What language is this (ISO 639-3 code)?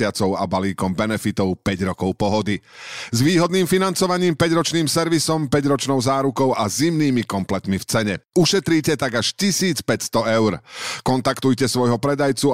slk